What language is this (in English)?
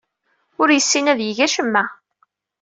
Kabyle